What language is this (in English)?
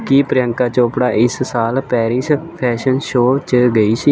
Punjabi